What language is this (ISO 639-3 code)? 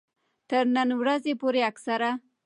pus